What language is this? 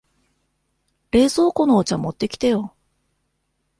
Japanese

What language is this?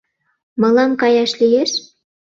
Mari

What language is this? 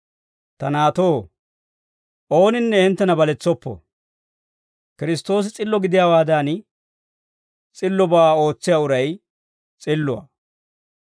Dawro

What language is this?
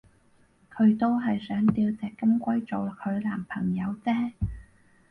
Cantonese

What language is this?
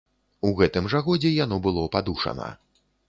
Belarusian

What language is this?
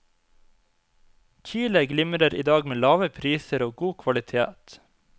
Norwegian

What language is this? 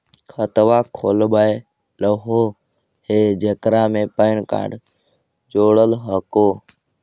Magahi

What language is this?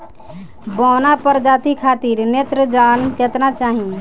Bhojpuri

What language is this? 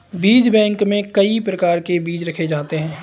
Hindi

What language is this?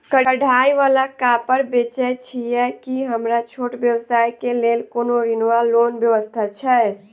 Maithili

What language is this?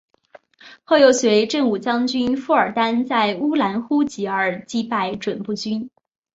Chinese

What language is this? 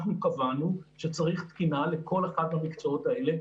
Hebrew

